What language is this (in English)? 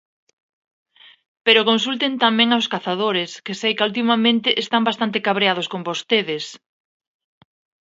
Galician